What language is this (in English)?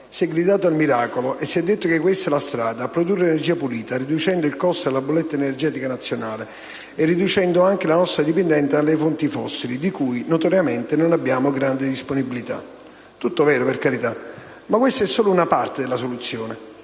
Italian